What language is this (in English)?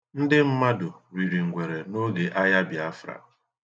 Igbo